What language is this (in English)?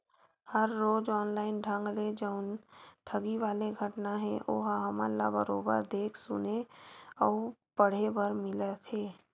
Chhattisgarhi